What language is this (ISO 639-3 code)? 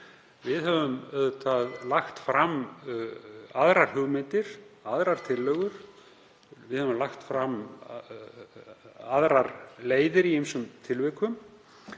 isl